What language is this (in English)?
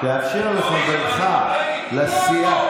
Hebrew